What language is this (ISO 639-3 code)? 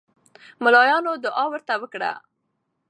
pus